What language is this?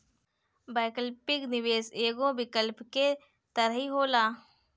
Bhojpuri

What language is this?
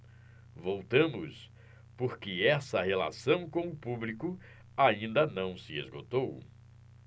Portuguese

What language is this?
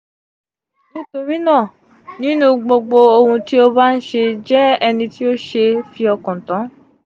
Yoruba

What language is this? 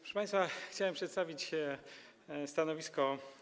Polish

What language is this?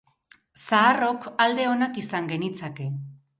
Basque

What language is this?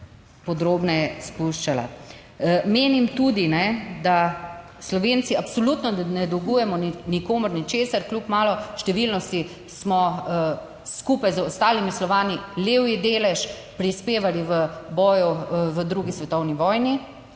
Slovenian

